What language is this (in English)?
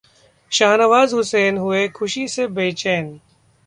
Hindi